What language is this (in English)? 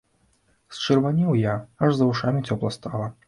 Belarusian